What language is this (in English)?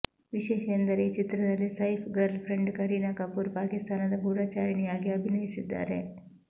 Kannada